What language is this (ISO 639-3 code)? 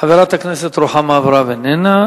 heb